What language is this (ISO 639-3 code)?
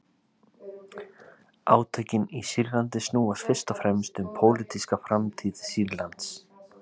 isl